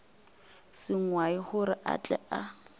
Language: Northern Sotho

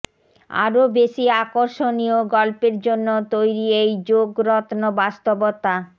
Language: Bangla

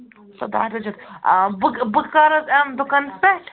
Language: Kashmiri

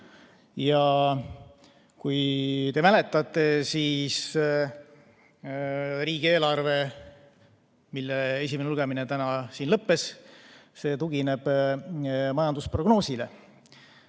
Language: Estonian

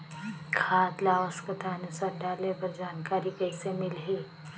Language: Chhattisgarhi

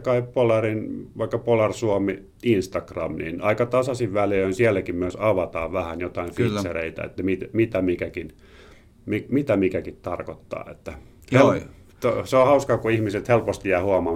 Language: Finnish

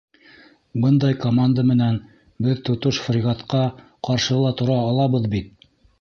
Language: Bashkir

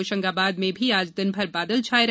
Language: Hindi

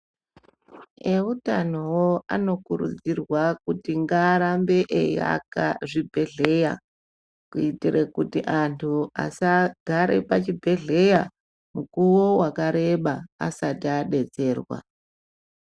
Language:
Ndau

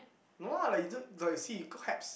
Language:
English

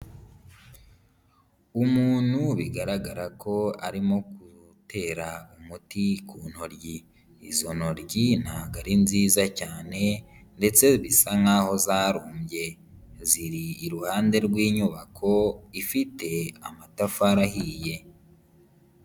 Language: Kinyarwanda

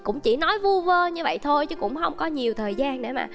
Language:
Vietnamese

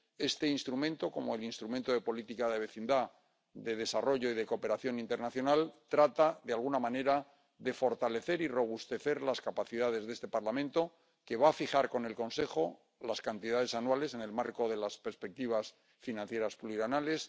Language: Spanish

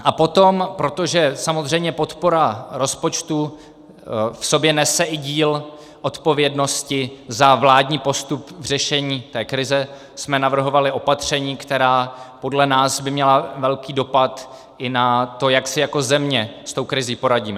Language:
Czech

